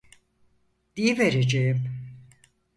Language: Turkish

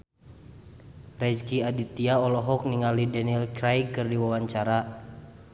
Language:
Sundanese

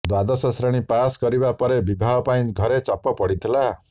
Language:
Odia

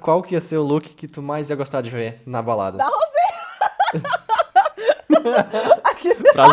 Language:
Portuguese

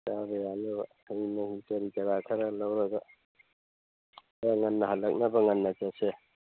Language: Manipuri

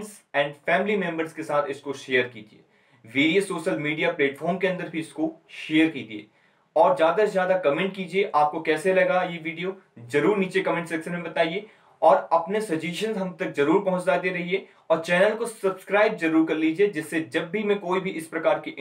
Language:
Hindi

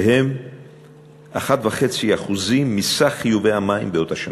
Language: Hebrew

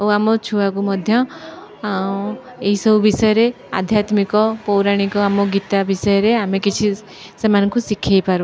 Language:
Odia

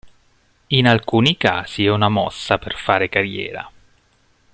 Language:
Italian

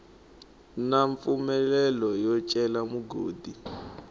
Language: Tsonga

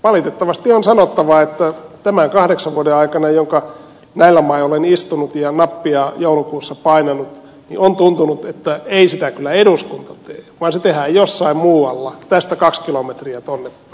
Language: Finnish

